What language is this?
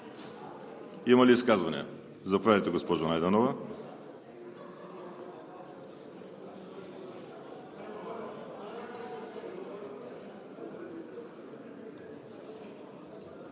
Bulgarian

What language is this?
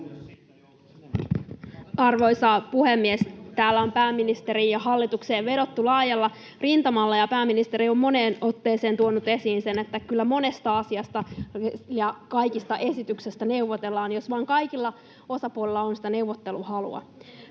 Finnish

